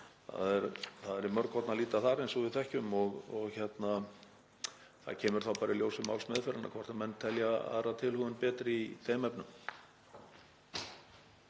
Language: Icelandic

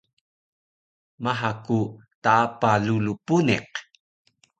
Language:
Taroko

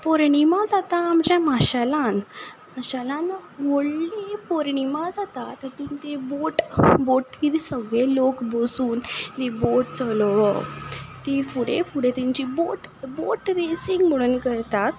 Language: Konkani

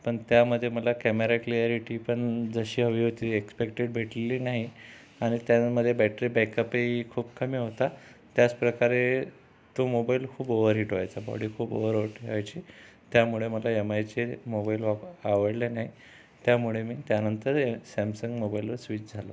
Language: Marathi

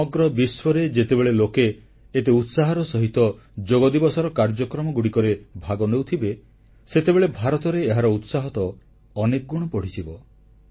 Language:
Odia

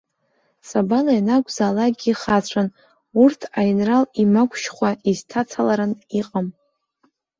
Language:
Abkhazian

